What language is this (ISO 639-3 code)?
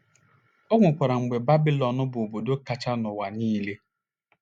ibo